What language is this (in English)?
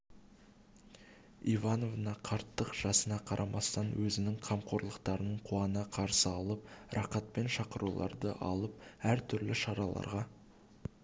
Kazakh